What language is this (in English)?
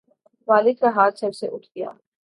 Urdu